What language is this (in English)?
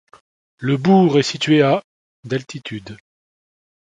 French